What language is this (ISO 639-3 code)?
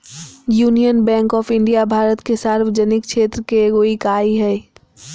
mag